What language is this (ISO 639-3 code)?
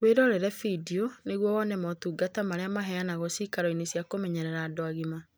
kik